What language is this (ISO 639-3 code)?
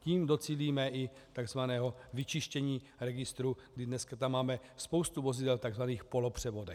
ces